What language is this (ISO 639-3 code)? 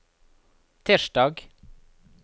nor